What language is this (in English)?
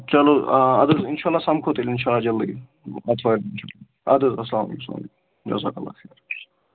Kashmiri